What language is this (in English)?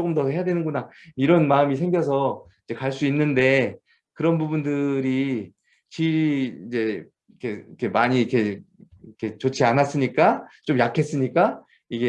Korean